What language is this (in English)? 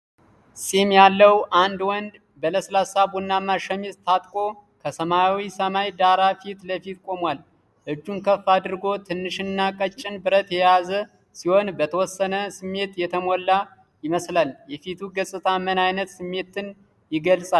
Amharic